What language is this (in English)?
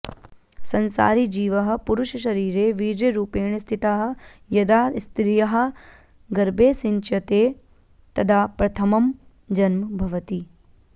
Sanskrit